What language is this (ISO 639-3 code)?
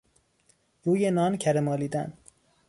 fas